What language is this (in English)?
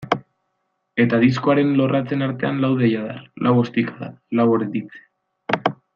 Basque